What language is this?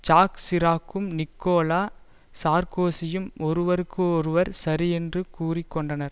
Tamil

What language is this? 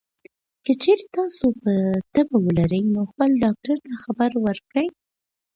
Pashto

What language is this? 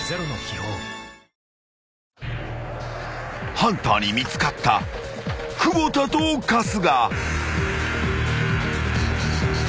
Japanese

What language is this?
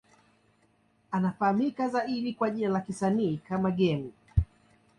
Swahili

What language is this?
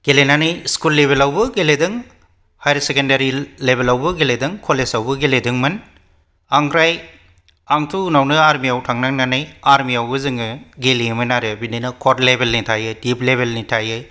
Bodo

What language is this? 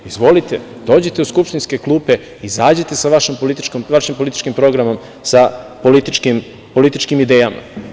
Serbian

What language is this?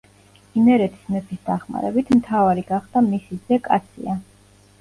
Georgian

